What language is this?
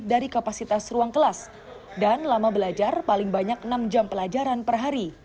Indonesian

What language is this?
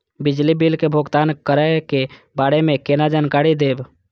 Maithili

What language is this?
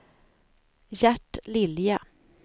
Swedish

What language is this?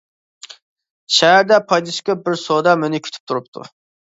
Uyghur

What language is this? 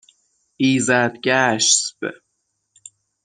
Persian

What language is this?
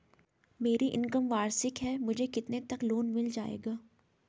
Hindi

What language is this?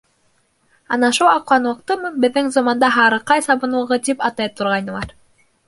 Bashkir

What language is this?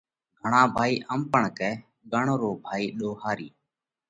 Parkari Koli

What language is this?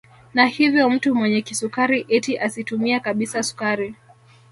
Swahili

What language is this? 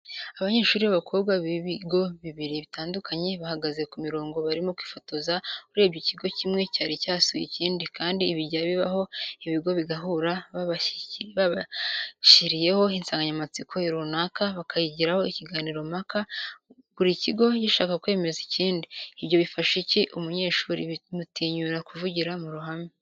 Kinyarwanda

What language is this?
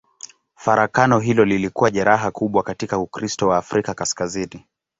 Swahili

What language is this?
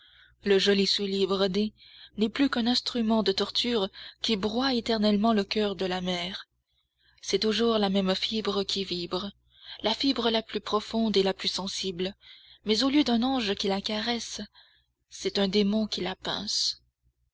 French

